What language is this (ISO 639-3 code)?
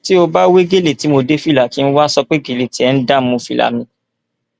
yor